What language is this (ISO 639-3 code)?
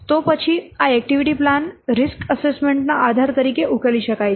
guj